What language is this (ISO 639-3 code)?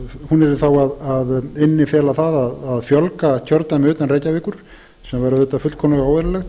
isl